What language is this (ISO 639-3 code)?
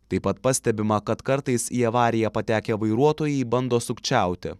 lit